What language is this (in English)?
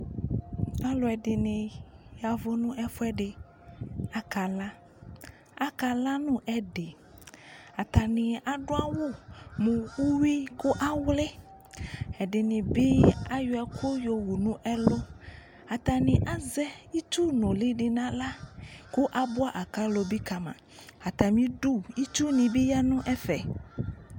Ikposo